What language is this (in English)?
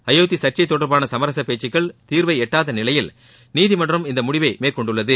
Tamil